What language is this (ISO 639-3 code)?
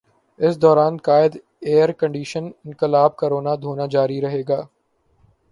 urd